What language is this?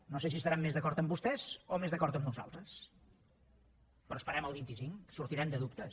Catalan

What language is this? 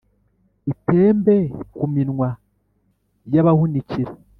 Kinyarwanda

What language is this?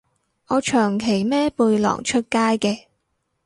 Cantonese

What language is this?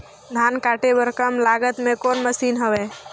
Chhattisgarhi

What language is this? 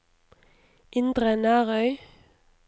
Norwegian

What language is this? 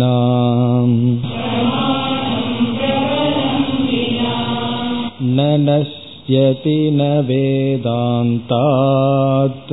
Tamil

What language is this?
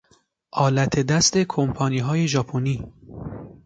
Persian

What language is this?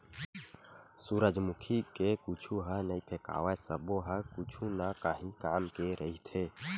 Chhattisgarhi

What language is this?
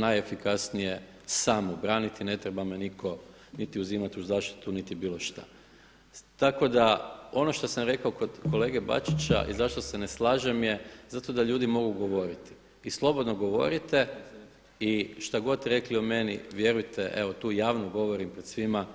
Croatian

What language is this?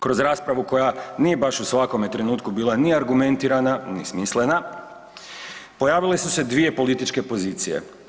Croatian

